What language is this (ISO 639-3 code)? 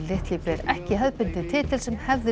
isl